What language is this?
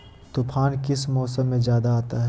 Magahi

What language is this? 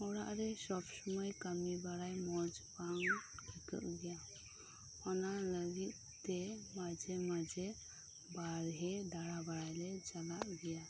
Santali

